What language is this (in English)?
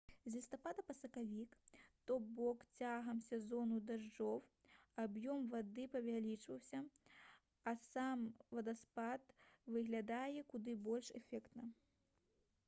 Belarusian